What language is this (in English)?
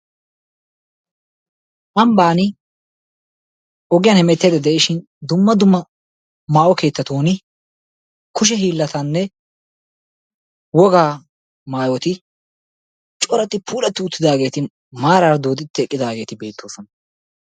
Wolaytta